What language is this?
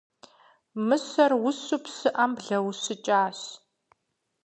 Kabardian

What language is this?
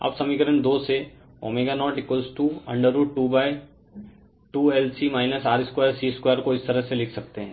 Hindi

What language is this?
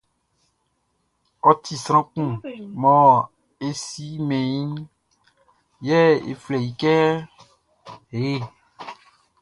Baoulé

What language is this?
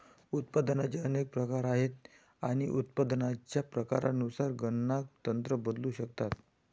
Marathi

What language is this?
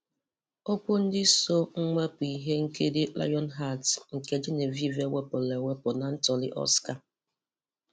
Igbo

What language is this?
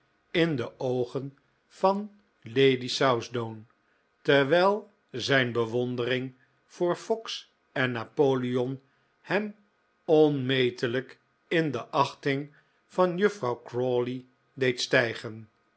Dutch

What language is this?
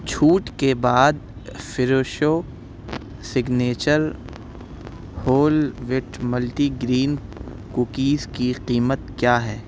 Urdu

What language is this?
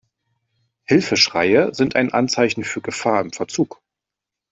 German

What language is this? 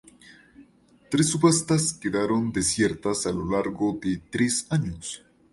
Spanish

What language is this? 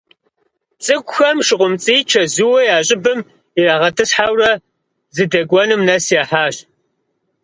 Kabardian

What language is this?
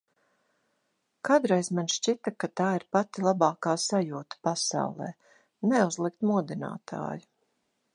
Latvian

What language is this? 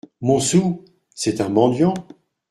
French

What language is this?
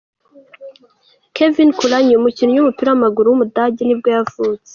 Kinyarwanda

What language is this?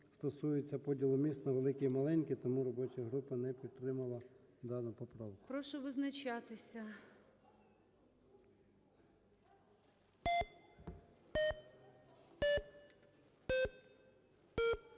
Ukrainian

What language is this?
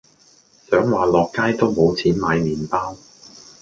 Cantonese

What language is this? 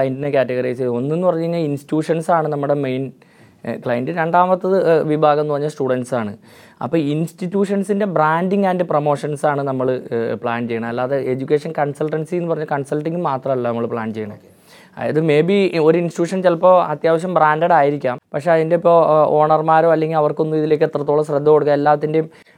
Malayalam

